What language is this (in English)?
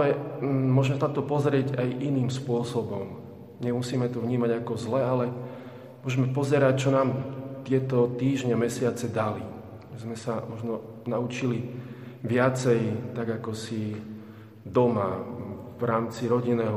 Slovak